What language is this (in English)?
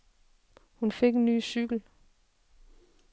Danish